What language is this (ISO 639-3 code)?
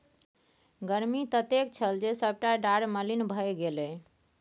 mai